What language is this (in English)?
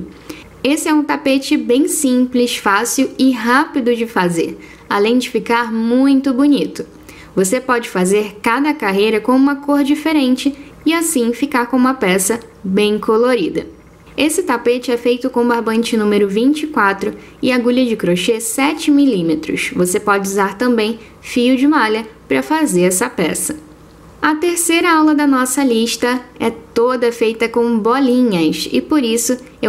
Portuguese